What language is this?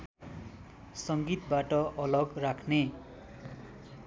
Nepali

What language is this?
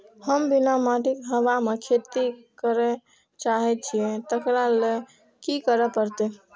Maithili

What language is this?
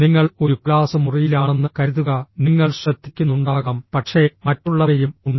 Malayalam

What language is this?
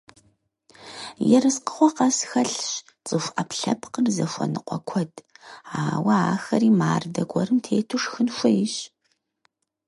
Kabardian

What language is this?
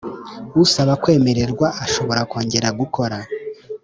Kinyarwanda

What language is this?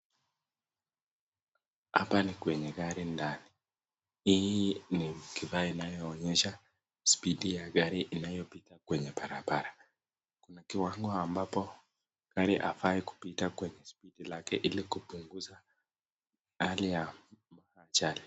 Swahili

